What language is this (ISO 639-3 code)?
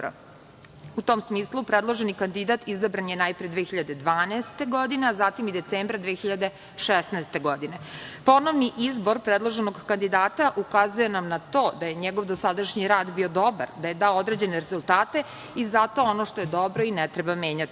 srp